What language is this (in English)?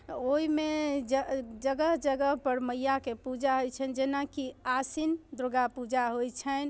Maithili